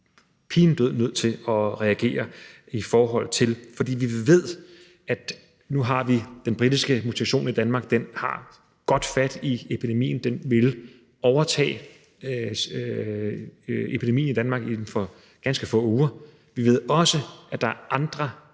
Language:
Danish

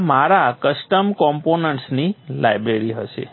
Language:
Gujarati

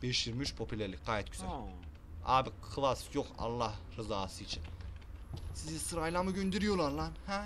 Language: Turkish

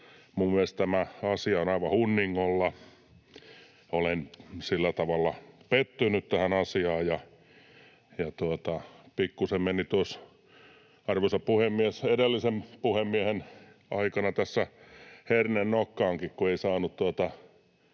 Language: Finnish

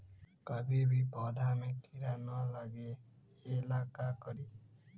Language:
Magahi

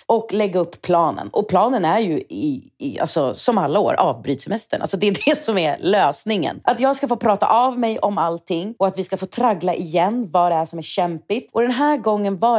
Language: Swedish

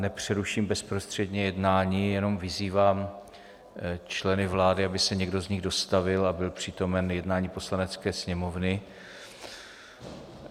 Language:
Czech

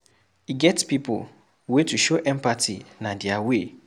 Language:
Nigerian Pidgin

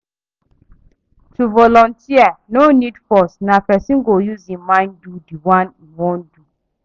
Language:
Nigerian Pidgin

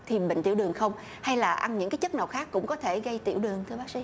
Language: Vietnamese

